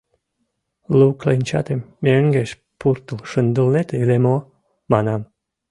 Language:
Mari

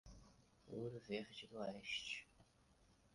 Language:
Portuguese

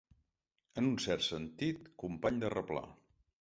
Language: Catalan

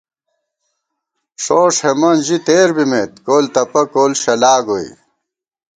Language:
Gawar-Bati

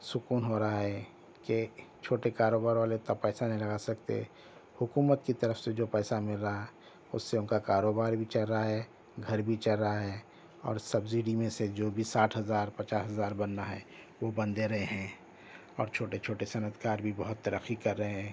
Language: Urdu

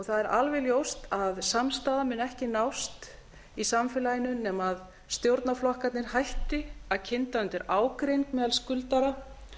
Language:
Icelandic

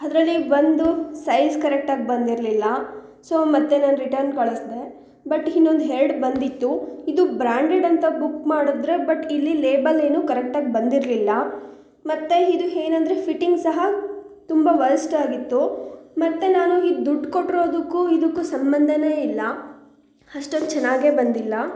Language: Kannada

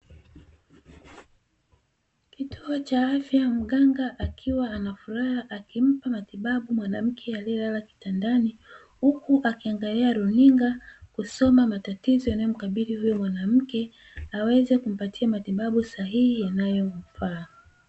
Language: Swahili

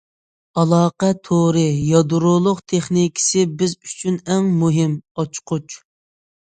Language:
Uyghur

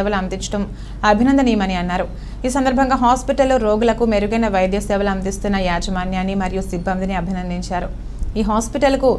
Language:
Telugu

